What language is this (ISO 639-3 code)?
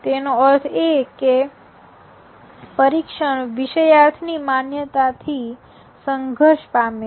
guj